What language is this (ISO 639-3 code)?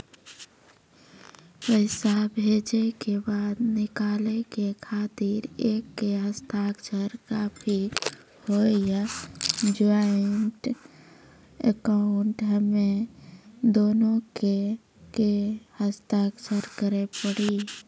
mai